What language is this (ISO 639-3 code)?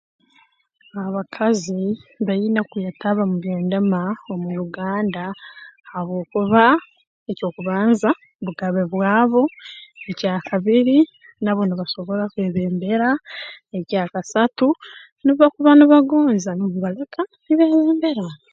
ttj